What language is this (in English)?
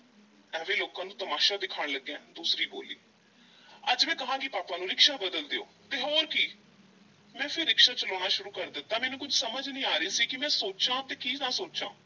Punjabi